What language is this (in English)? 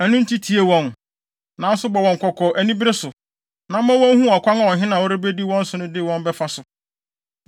Akan